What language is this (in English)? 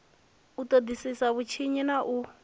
Venda